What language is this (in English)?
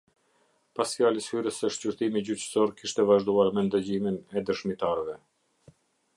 Albanian